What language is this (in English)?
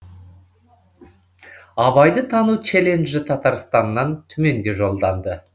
Kazakh